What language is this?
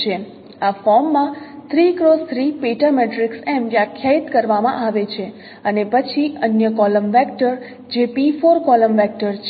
Gujarati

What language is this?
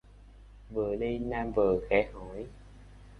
Vietnamese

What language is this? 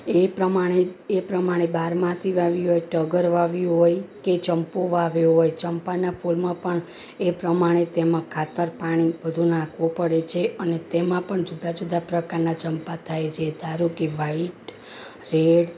Gujarati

